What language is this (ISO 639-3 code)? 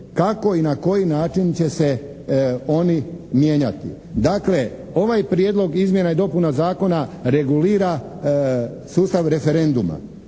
hrv